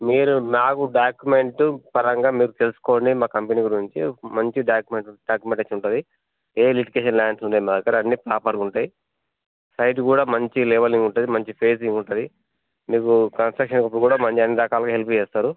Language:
Telugu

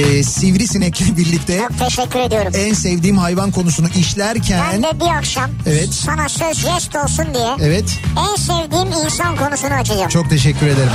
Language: Turkish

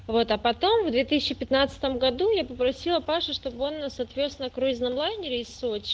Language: Russian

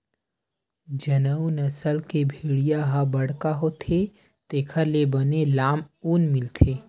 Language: Chhattisgarhi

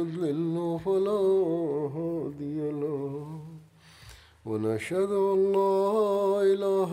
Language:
Bulgarian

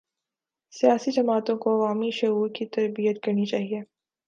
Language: Urdu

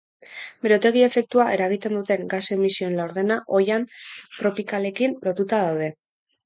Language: Basque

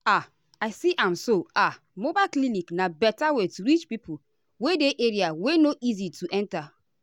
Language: Nigerian Pidgin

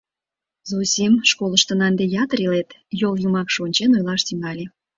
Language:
Mari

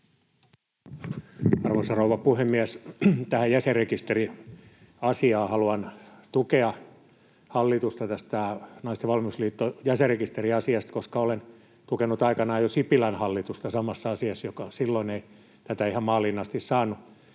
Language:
Finnish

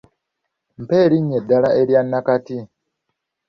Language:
Ganda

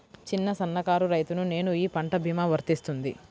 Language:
Telugu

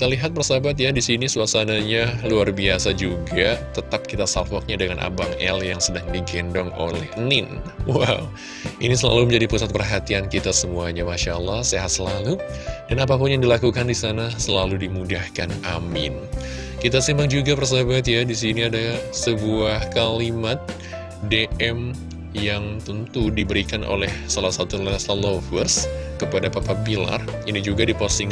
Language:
Indonesian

